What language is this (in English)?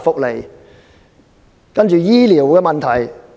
Cantonese